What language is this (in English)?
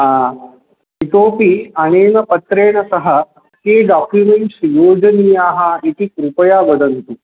Sanskrit